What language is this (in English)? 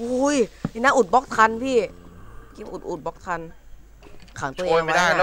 Thai